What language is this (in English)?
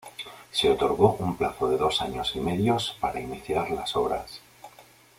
Spanish